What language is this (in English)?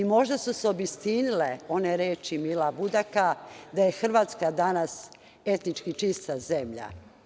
Serbian